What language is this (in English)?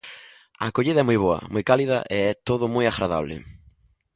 Galician